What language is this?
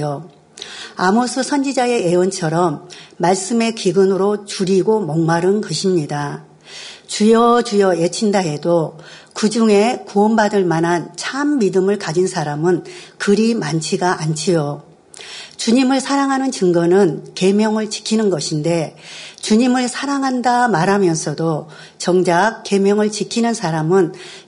Korean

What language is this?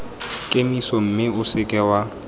Tswana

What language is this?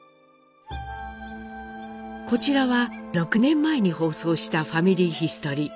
Japanese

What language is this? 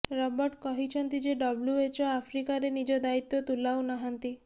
Odia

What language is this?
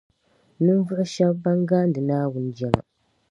Dagbani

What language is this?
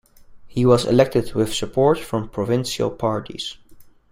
English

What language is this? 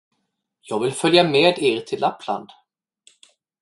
Swedish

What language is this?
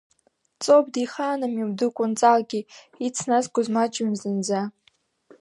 Abkhazian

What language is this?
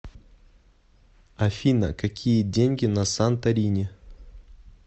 Russian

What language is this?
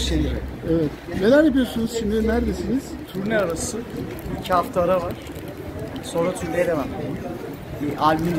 Turkish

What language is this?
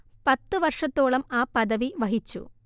Malayalam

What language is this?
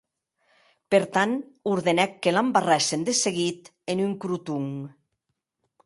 Occitan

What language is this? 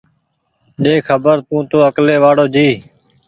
Goaria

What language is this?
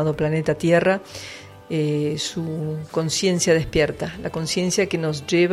Spanish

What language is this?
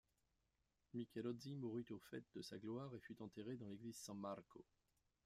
French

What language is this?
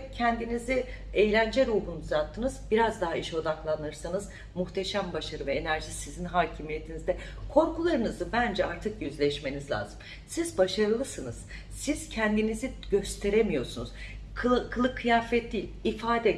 Turkish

